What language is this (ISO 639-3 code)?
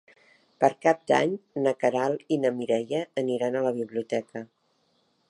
cat